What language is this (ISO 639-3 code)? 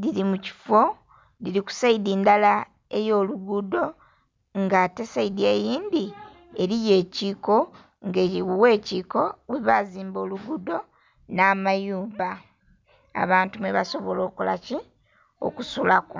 xog